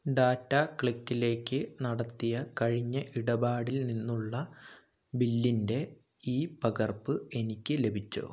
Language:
Malayalam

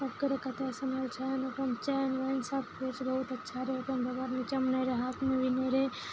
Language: Maithili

